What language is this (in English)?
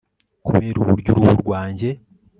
Kinyarwanda